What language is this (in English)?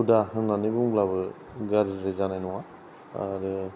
Bodo